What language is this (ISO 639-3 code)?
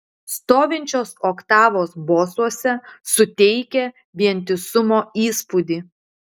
lit